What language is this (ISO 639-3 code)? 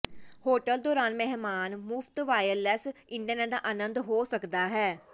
pan